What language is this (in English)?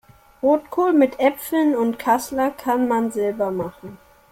German